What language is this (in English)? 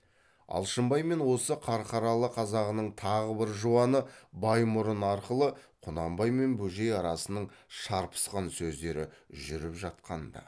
Kazakh